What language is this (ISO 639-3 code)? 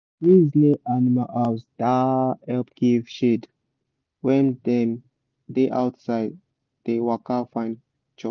pcm